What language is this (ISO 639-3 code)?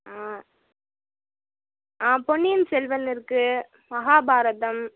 tam